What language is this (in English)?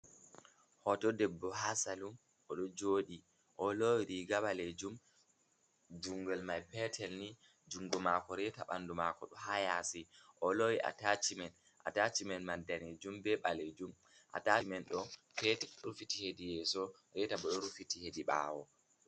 Fula